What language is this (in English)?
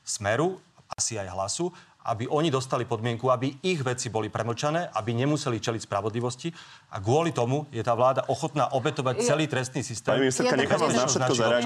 Slovak